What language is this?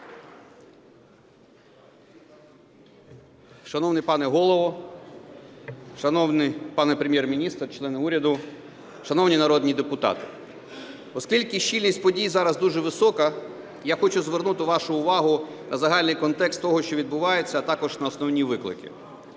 Ukrainian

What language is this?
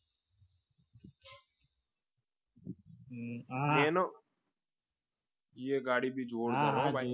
Gujarati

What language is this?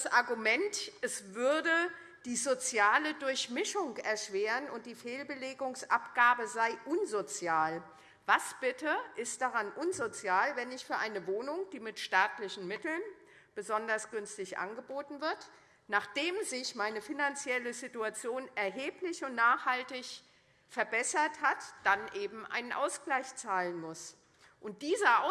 German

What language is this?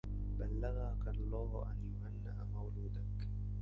Arabic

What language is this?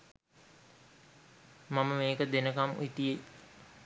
Sinhala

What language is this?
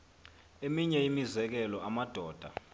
Xhosa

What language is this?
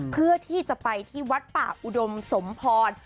Thai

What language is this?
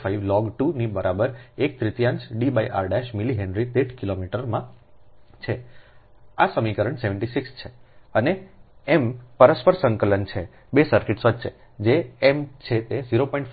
Gujarati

